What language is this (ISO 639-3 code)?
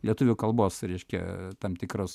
lit